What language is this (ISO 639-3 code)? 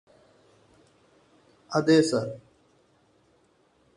mal